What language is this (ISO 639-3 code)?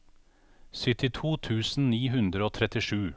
nor